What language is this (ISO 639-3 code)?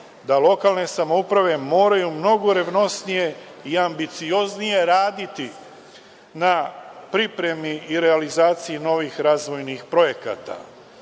srp